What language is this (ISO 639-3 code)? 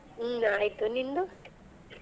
kan